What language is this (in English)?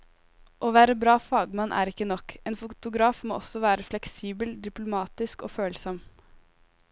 Norwegian